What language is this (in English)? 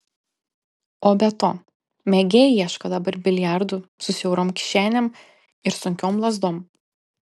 Lithuanian